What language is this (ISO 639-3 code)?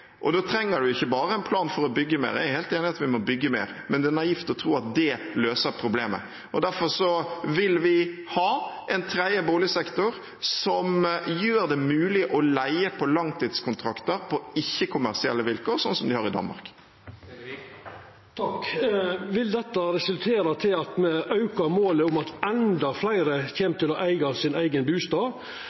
nor